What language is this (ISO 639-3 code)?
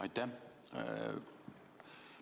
est